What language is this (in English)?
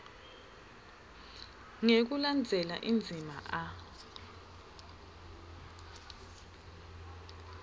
Swati